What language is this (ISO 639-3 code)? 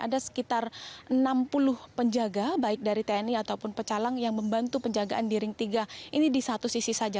ind